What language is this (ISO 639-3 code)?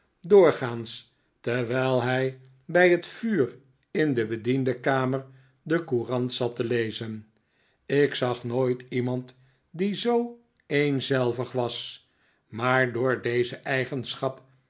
nld